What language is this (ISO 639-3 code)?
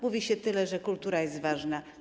pol